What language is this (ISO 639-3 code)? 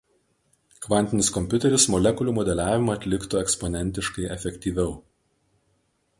lit